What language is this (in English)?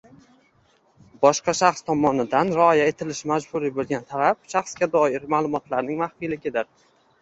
Uzbek